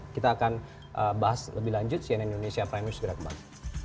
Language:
Indonesian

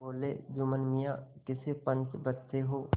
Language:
Hindi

